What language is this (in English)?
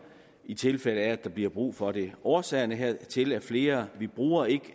Danish